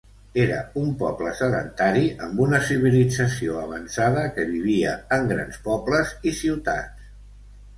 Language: Catalan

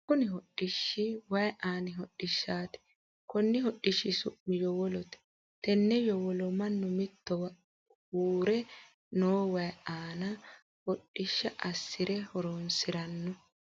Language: Sidamo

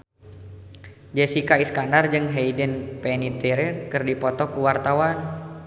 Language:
Sundanese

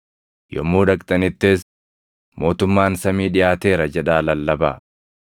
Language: Oromo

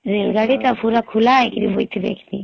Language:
Odia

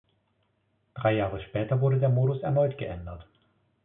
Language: German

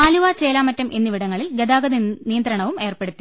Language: Malayalam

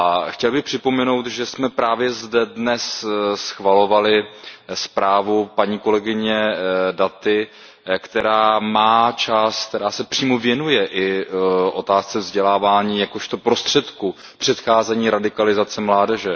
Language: Czech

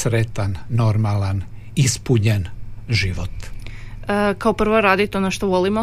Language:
Croatian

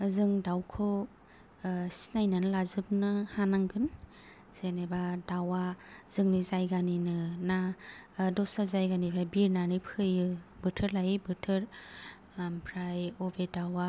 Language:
Bodo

